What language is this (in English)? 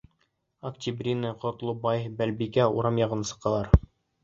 Bashkir